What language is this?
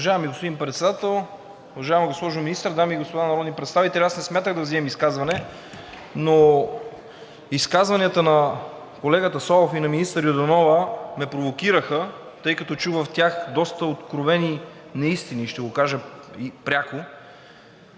Bulgarian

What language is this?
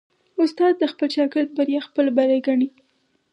Pashto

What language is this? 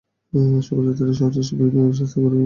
Bangla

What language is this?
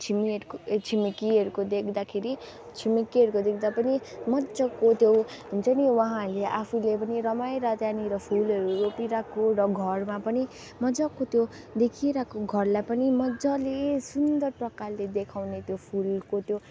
Nepali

